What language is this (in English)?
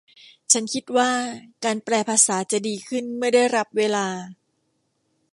Thai